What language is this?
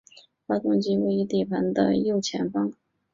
Chinese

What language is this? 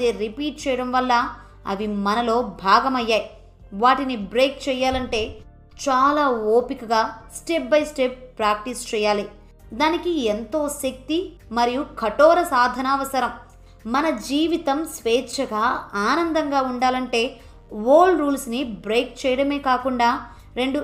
Telugu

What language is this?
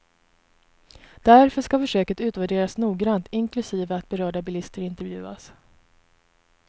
Swedish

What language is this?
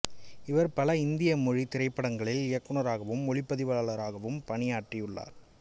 Tamil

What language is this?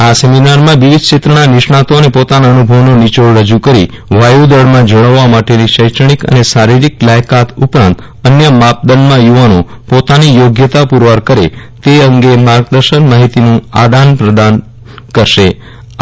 Gujarati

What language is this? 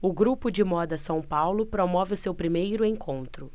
Portuguese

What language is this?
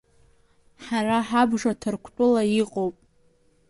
Abkhazian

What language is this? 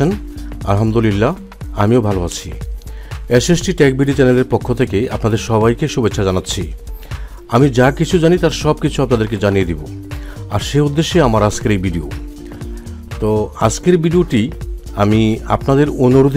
Romanian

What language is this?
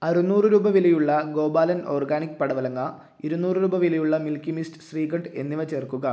Malayalam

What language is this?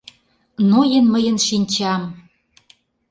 Mari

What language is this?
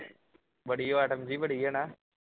Punjabi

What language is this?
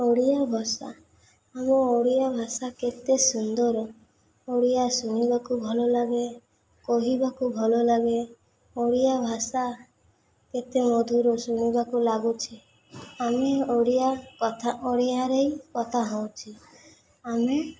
Odia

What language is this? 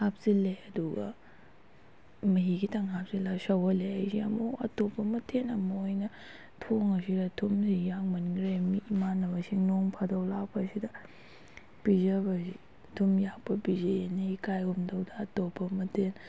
Manipuri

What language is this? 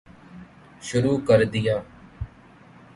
Urdu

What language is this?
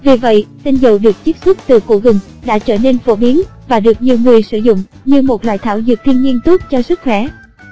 Vietnamese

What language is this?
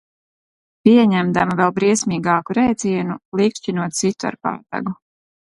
Latvian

